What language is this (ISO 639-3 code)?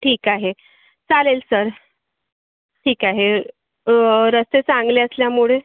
mar